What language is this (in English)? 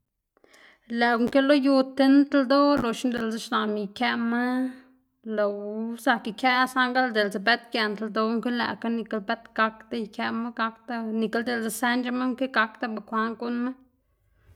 Xanaguía Zapotec